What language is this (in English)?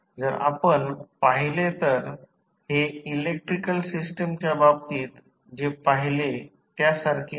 Marathi